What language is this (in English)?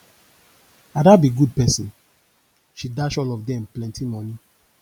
Nigerian Pidgin